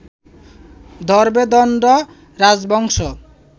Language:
Bangla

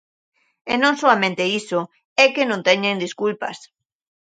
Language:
Galician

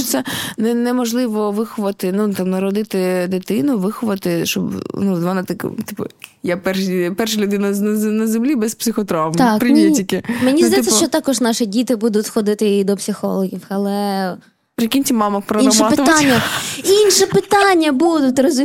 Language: Ukrainian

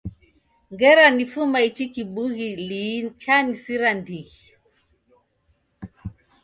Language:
Taita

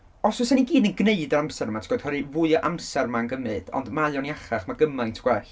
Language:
Welsh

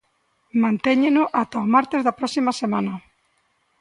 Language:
Galician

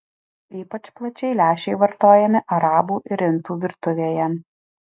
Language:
Lithuanian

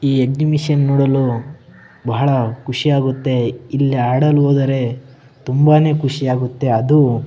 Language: Kannada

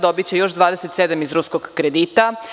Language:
Serbian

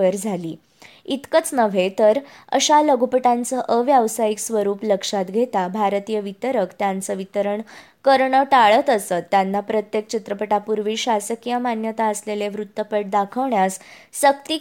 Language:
Marathi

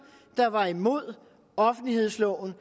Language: Danish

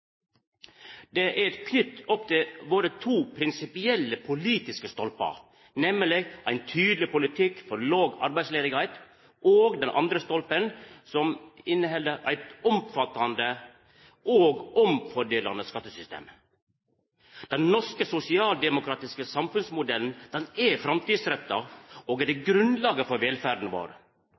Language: Norwegian Nynorsk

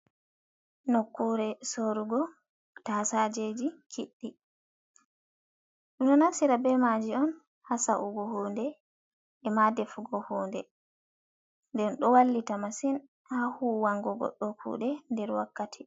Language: Fula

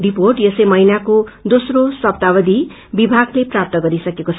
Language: Nepali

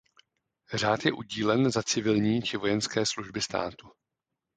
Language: Czech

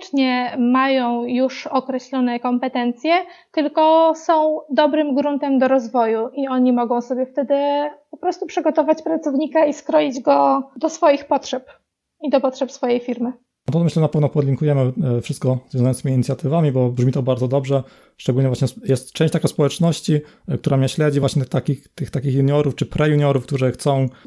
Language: Polish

